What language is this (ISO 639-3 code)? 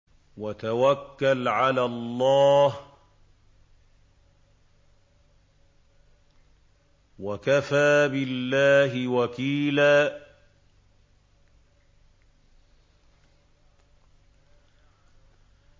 ara